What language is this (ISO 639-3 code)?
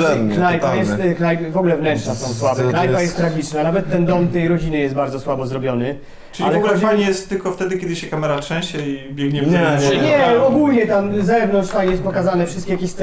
pol